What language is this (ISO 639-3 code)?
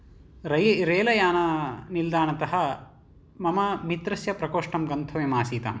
san